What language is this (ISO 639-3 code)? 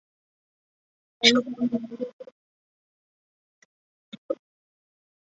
zho